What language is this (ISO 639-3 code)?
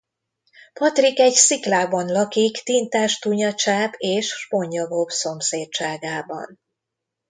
hun